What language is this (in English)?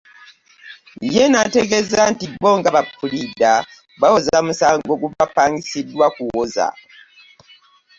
Ganda